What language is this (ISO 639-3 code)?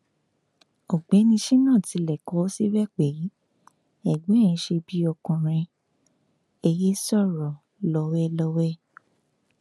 yor